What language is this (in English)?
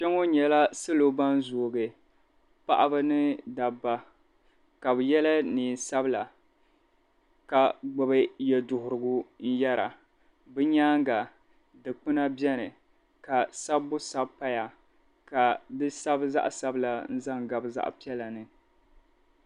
Dagbani